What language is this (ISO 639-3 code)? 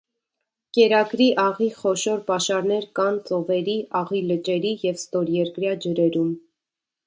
hye